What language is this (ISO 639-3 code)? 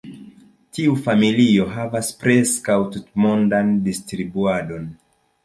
epo